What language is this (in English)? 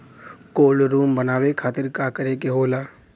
Bhojpuri